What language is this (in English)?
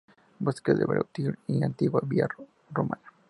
Spanish